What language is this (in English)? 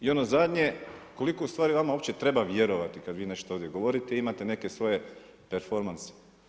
Croatian